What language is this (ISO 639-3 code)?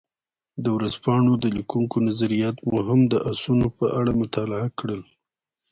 pus